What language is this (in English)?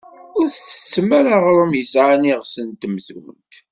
Kabyle